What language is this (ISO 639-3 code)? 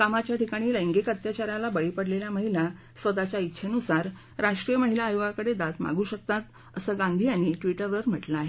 mar